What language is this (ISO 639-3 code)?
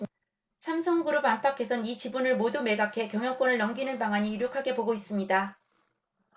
kor